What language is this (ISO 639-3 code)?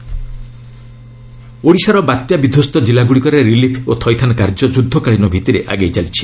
ori